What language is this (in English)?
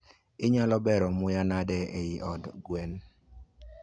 Luo (Kenya and Tanzania)